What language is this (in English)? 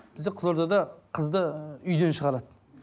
Kazakh